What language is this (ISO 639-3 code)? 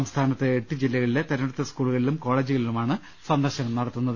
mal